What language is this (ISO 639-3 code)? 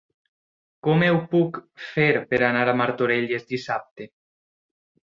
cat